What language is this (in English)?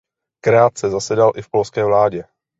Czech